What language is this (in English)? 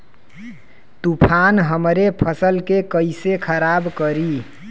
Bhojpuri